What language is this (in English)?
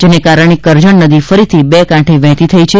Gujarati